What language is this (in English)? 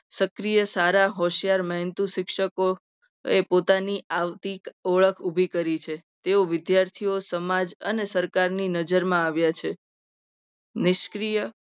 Gujarati